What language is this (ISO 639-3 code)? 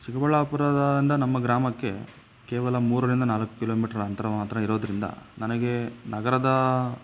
kan